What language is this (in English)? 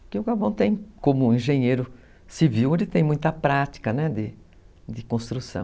Portuguese